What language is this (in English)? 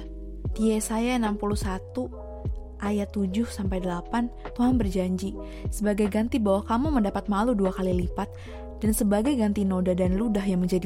Indonesian